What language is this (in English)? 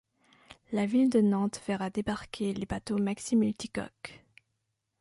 French